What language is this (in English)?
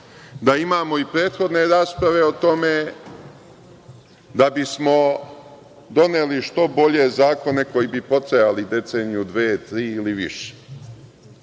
Serbian